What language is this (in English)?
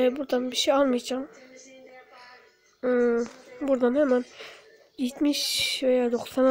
Turkish